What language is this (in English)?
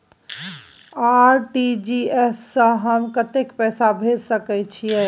Maithili